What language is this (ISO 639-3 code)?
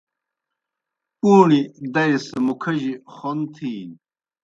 plk